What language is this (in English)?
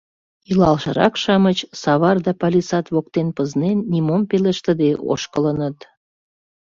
Mari